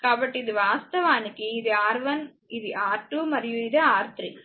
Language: Telugu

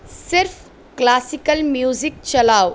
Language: Urdu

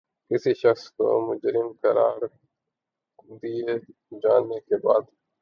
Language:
Urdu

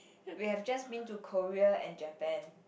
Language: English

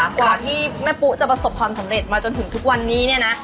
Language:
Thai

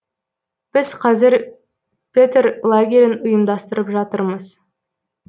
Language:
Kazakh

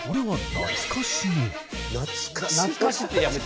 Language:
Japanese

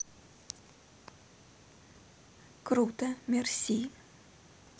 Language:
Russian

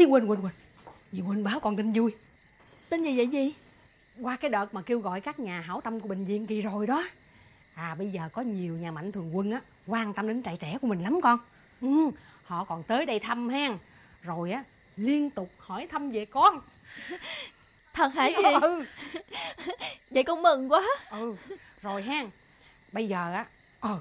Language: Vietnamese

